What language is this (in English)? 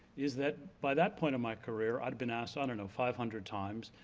English